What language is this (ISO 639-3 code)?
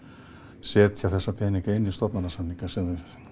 isl